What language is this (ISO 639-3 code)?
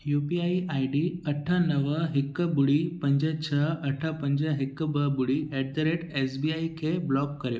snd